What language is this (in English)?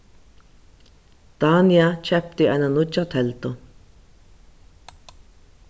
Faroese